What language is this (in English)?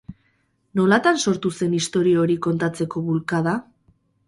Basque